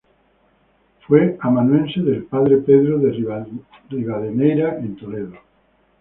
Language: Spanish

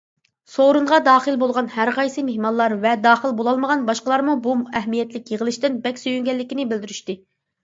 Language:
Uyghur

